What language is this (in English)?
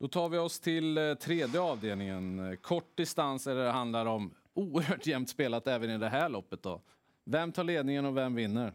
Swedish